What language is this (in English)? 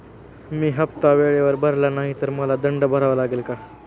Marathi